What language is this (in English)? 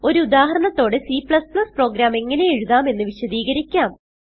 Malayalam